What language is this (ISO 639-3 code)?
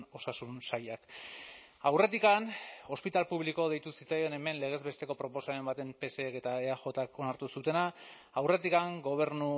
eus